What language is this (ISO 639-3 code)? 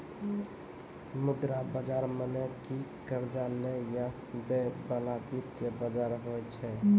mai